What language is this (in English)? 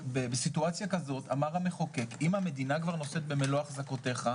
Hebrew